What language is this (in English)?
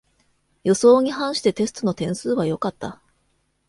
Japanese